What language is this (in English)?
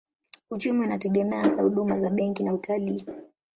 Swahili